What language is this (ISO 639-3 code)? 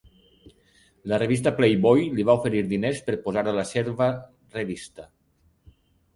cat